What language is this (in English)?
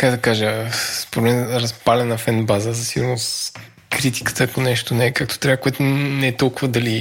Bulgarian